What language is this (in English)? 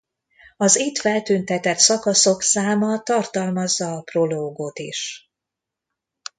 Hungarian